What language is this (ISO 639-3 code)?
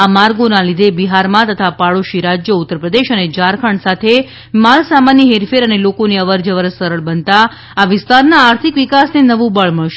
guj